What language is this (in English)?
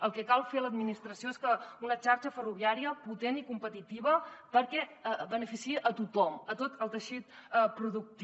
Catalan